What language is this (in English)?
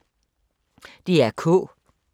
Danish